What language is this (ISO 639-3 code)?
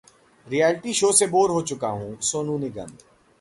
hin